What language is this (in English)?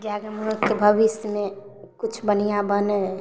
Maithili